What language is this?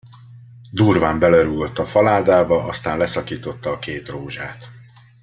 Hungarian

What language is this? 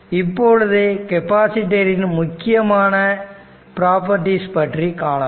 Tamil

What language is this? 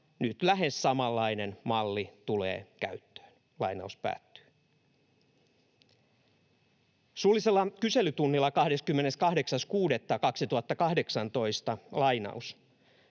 Finnish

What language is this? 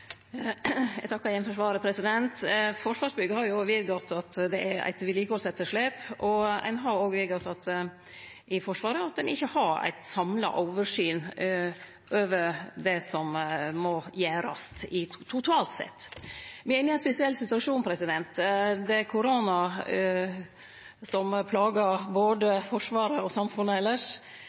Norwegian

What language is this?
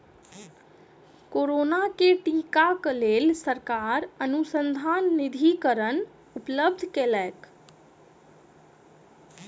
Maithili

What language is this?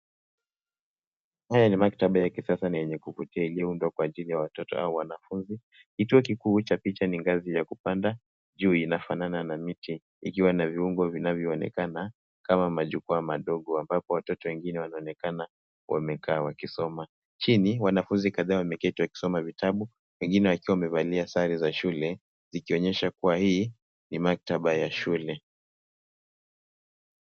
Swahili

